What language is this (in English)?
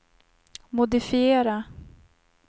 Swedish